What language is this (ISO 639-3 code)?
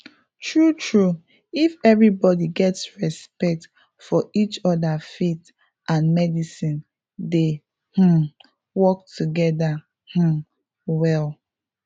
pcm